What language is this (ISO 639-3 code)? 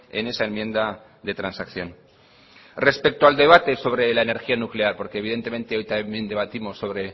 spa